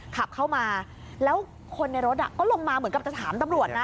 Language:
Thai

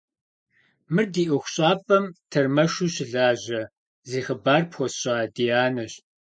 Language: Kabardian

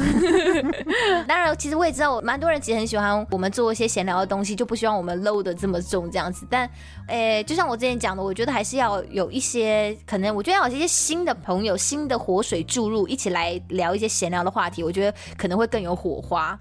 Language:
Chinese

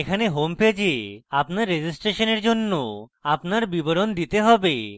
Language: Bangla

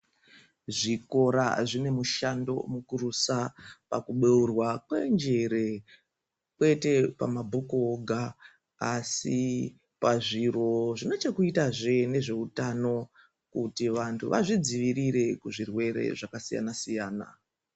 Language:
Ndau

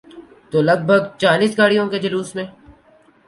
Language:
Urdu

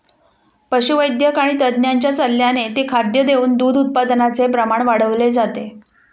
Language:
Marathi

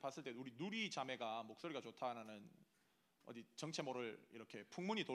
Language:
Korean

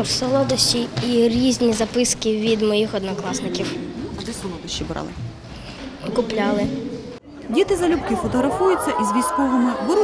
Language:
Ukrainian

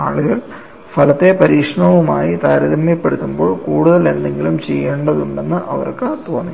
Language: Malayalam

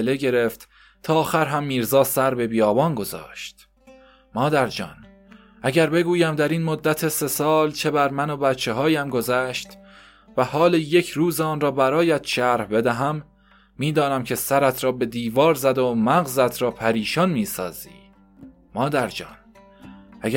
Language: Persian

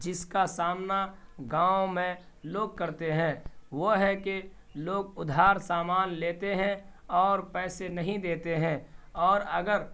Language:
Urdu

